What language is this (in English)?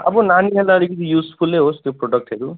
Nepali